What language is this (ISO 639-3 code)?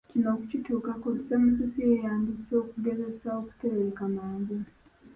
lug